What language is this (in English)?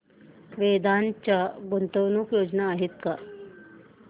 Marathi